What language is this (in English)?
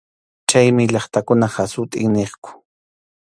Arequipa-La Unión Quechua